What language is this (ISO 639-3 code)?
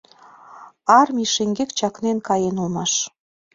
chm